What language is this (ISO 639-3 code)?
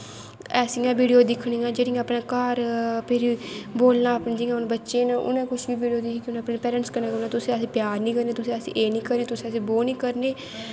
doi